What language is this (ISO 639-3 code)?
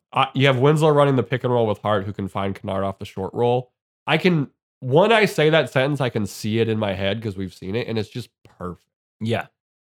eng